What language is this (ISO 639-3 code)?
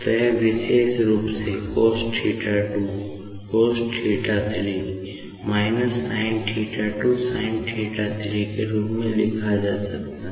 hin